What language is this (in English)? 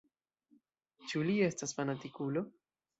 Esperanto